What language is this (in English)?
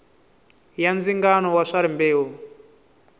Tsonga